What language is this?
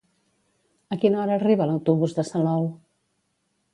Catalan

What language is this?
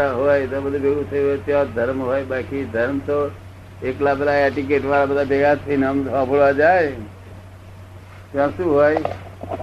Gujarati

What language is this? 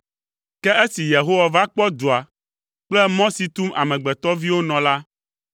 Ewe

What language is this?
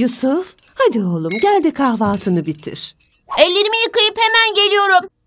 Turkish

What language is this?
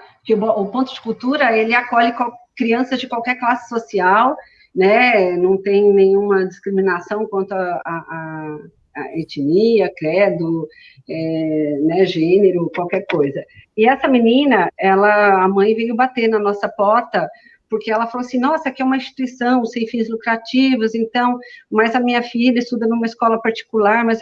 Portuguese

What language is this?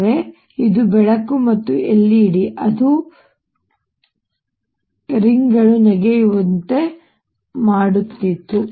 Kannada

